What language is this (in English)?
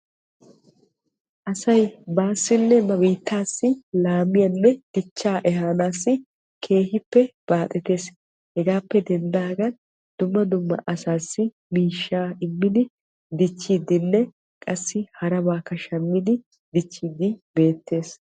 Wolaytta